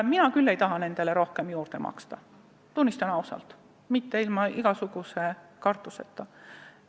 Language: Estonian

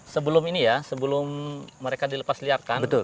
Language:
Indonesian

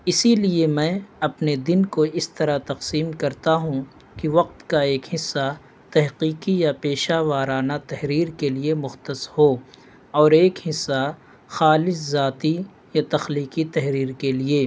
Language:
Urdu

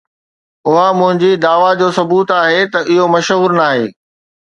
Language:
Sindhi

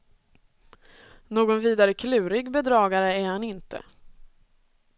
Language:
Swedish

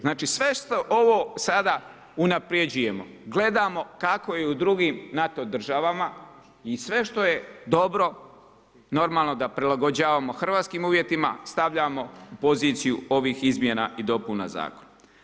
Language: Croatian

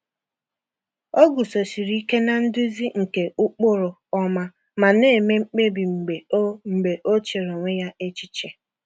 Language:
Igbo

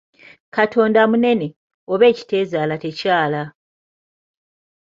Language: Ganda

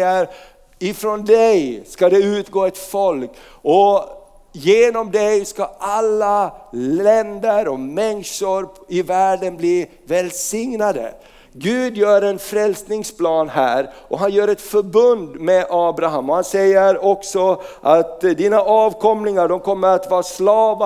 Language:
Swedish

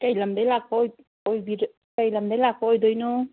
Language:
Manipuri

